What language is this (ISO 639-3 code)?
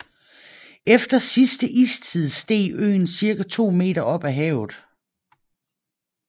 dan